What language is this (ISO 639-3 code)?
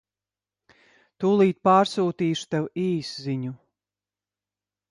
lav